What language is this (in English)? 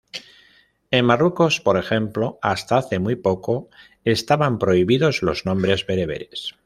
Spanish